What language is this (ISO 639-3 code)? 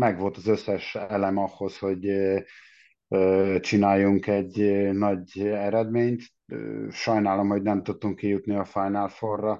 hun